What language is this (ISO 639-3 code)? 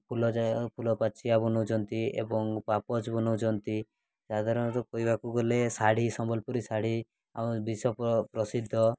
ori